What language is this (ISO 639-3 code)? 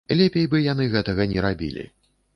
bel